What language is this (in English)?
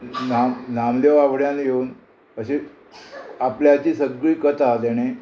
Konkani